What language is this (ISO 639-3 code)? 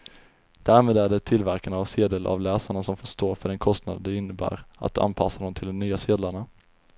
swe